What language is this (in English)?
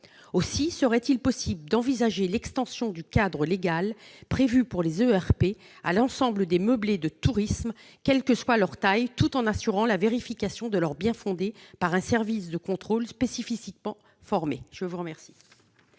French